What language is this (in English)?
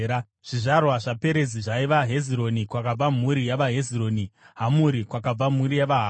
Shona